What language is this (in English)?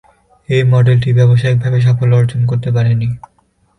Bangla